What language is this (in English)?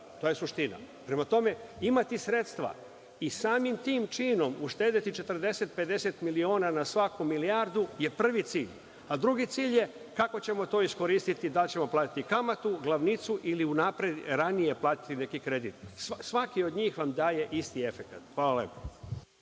Serbian